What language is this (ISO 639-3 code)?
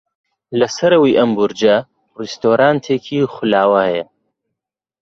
ckb